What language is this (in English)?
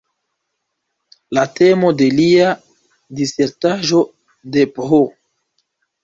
Esperanto